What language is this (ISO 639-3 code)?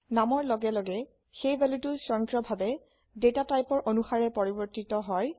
asm